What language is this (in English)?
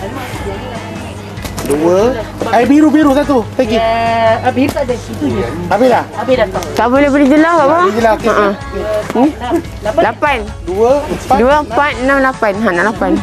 Malay